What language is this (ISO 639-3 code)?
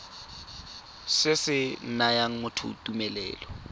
tsn